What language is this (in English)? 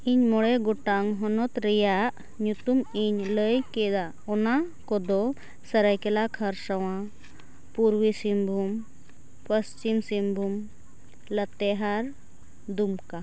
Santali